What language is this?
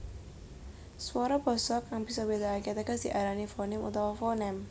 Javanese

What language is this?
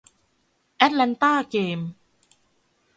Thai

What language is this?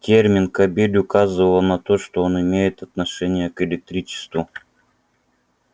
Russian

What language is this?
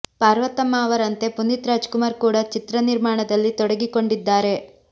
Kannada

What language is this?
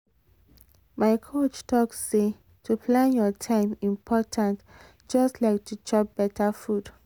Nigerian Pidgin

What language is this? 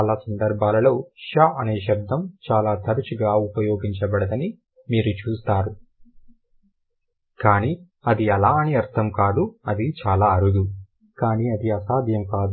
Telugu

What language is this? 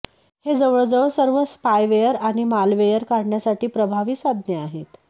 Marathi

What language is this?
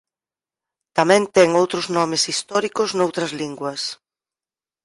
Galician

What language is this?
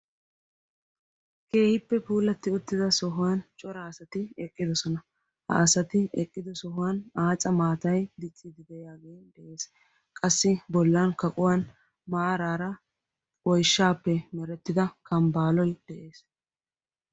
Wolaytta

